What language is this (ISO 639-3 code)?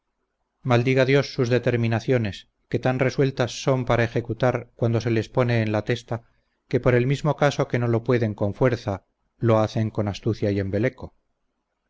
spa